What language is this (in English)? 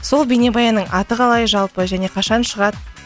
Kazakh